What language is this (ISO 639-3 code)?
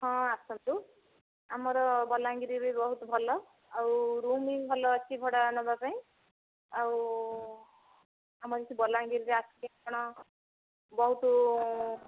ori